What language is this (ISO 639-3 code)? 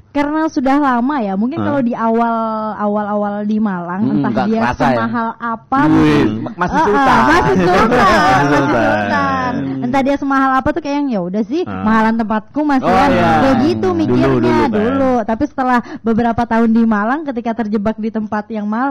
ind